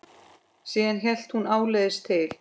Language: Icelandic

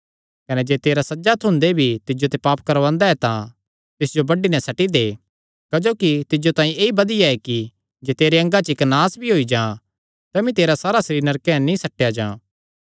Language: Kangri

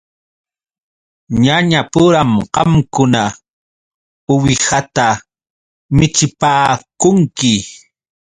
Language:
Yauyos Quechua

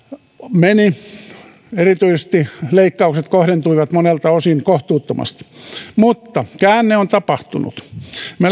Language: Finnish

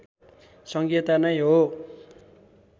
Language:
Nepali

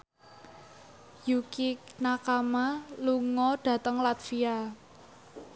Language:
Javanese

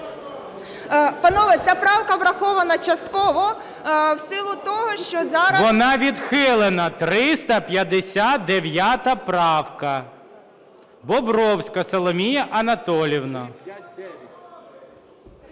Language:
Ukrainian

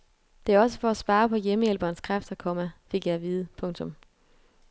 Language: Danish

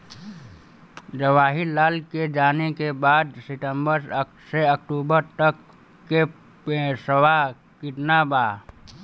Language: Bhojpuri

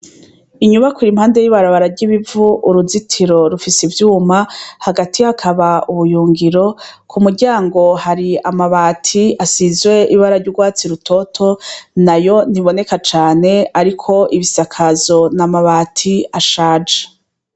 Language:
Rundi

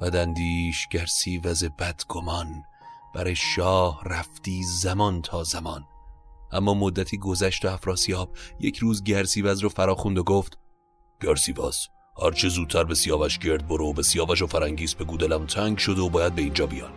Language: Persian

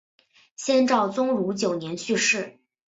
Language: Chinese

